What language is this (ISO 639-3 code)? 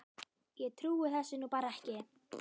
isl